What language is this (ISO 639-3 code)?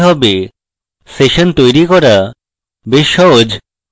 ben